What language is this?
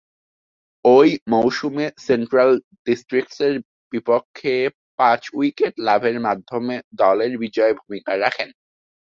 Bangla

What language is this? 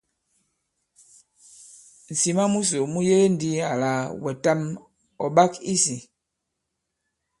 Bankon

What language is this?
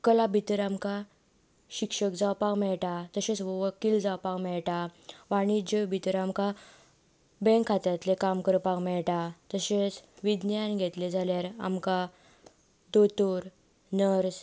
Konkani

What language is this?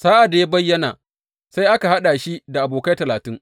Hausa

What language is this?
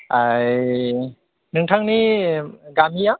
Bodo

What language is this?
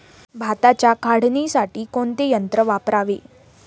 Marathi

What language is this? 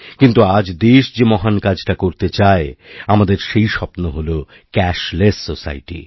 Bangla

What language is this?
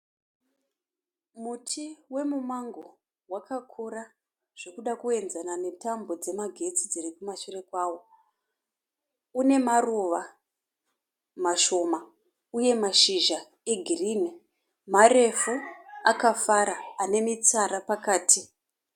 Shona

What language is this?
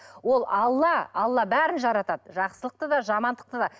Kazakh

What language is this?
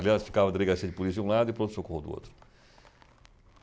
Portuguese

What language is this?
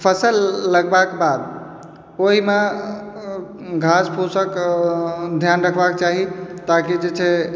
Maithili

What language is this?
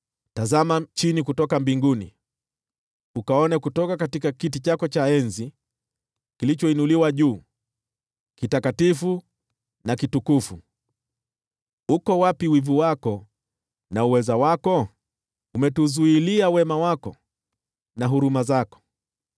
Swahili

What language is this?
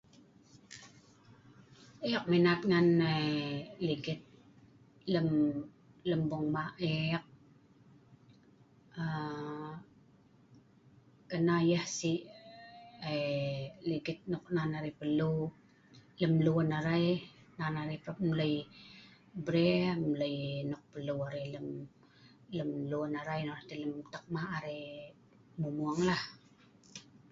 Sa'ban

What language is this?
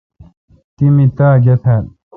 Kalkoti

